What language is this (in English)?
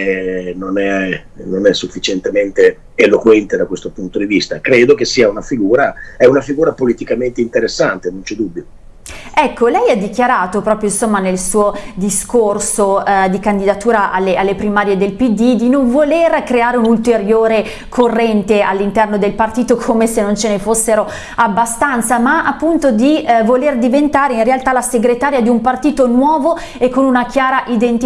Italian